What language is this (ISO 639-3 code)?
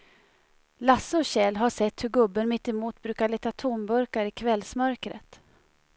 swe